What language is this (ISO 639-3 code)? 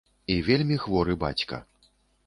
bel